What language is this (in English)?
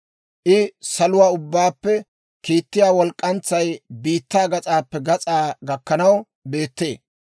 Dawro